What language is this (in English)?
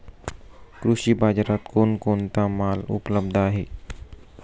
Marathi